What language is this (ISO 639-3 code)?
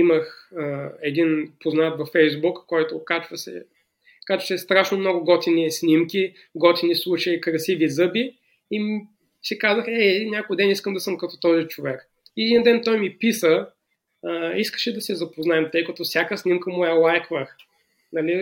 bul